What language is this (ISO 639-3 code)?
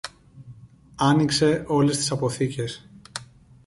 ell